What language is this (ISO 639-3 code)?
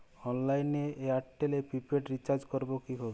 ben